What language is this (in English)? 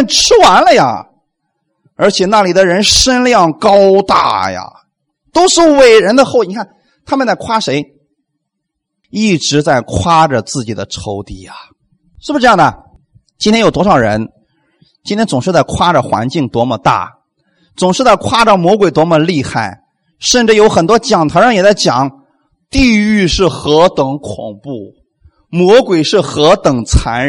Chinese